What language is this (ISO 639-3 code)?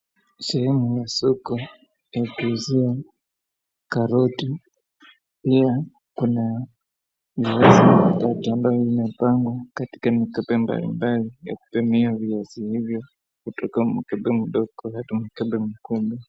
swa